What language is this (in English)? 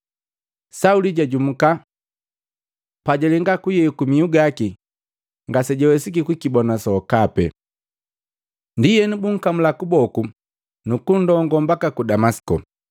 Matengo